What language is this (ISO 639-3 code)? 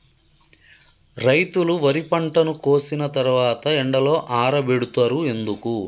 tel